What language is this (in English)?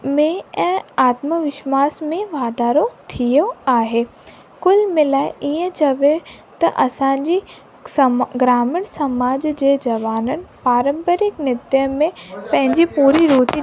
Sindhi